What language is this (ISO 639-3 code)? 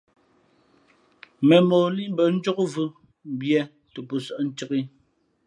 fmp